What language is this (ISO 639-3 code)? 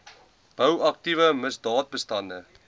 afr